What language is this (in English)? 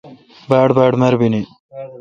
Kalkoti